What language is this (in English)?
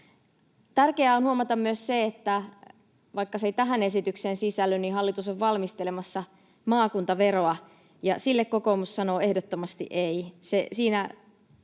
Finnish